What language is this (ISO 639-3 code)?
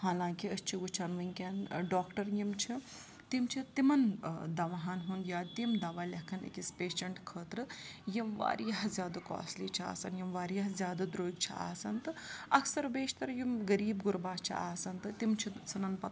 kas